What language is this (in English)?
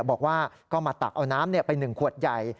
Thai